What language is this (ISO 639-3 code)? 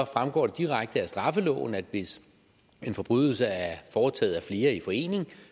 dan